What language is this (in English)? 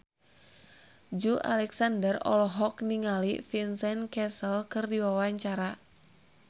Sundanese